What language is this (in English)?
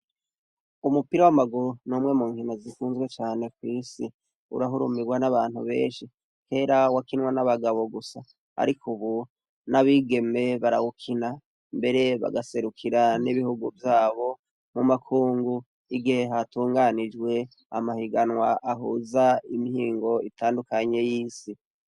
Rundi